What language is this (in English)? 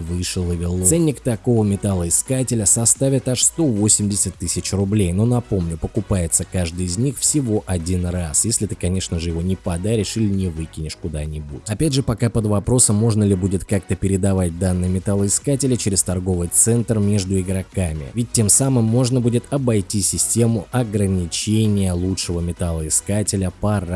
Russian